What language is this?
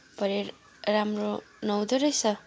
Nepali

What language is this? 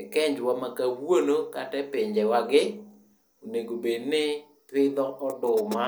Luo (Kenya and Tanzania)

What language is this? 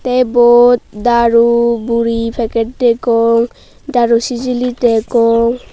Chakma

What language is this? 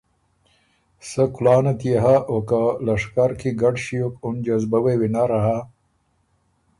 Ormuri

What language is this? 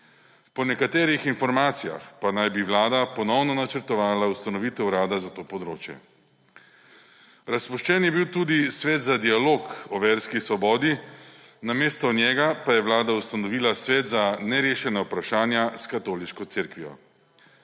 Slovenian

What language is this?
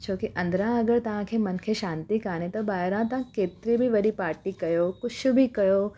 Sindhi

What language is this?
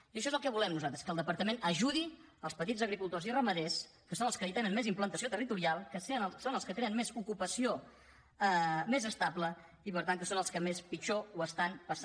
Catalan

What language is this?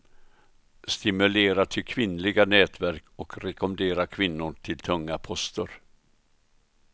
Swedish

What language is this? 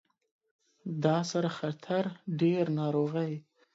Pashto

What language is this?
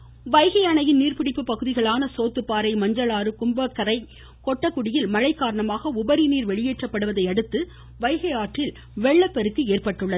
Tamil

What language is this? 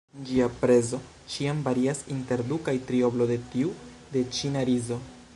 Esperanto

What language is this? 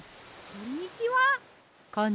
Japanese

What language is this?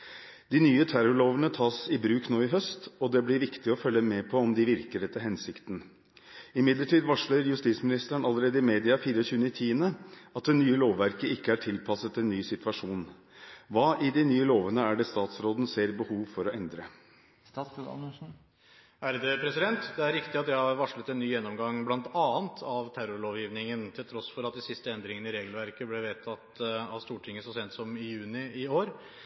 Norwegian Bokmål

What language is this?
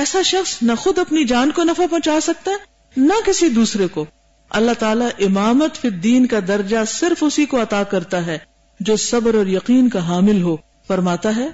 Urdu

